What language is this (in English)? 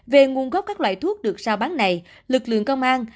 Vietnamese